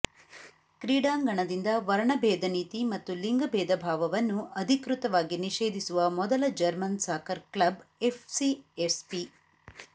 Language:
Kannada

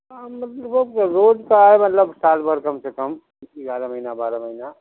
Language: Urdu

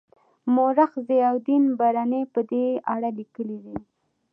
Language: Pashto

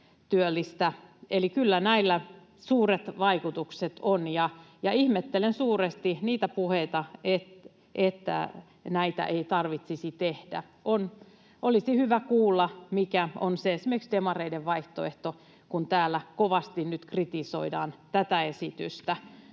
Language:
Finnish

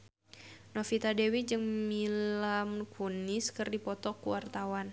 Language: Sundanese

